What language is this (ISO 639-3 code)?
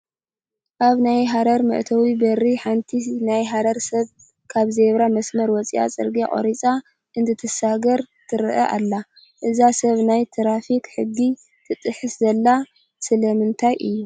tir